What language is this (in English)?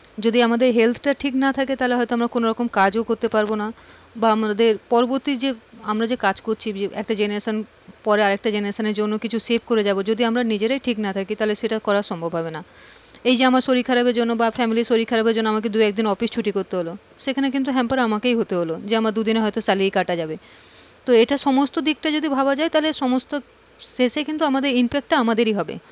Bangla